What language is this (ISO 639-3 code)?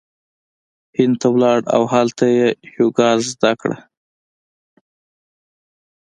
pus